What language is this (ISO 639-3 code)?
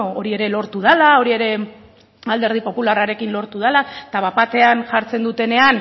eus